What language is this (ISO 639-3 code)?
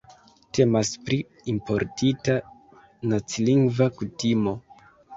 epo